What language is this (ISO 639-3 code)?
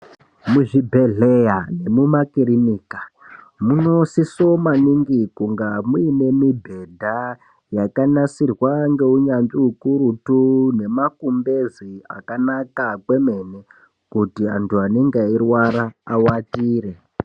ndc